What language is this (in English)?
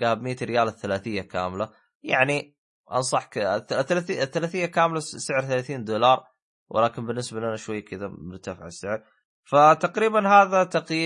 Arabic